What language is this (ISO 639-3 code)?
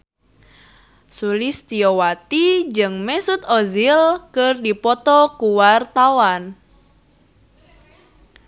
sun